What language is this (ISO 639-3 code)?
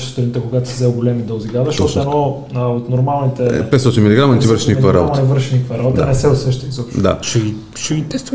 bul